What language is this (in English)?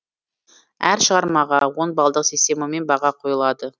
Kazakh